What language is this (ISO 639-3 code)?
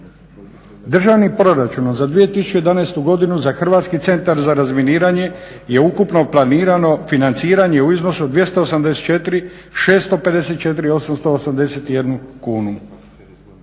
hrv